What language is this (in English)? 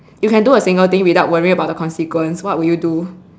English